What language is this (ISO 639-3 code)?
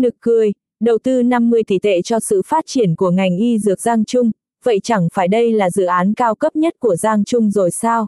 vie